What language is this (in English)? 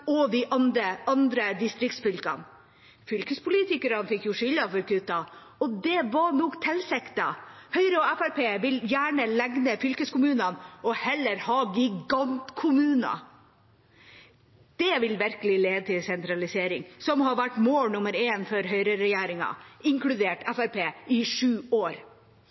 Norwegian Bokmål